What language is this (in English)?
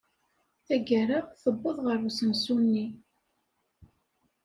Kabyle